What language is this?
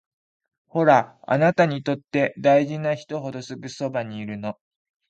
Japanese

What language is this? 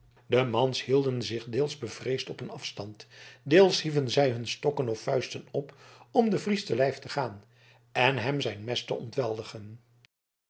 Dutch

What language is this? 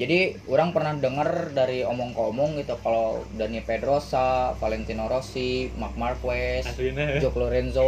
Indonesian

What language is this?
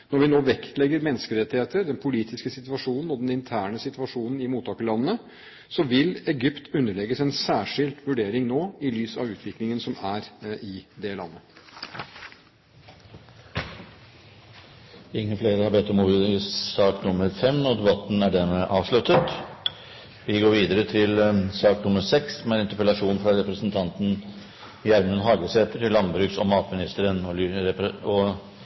Norwegian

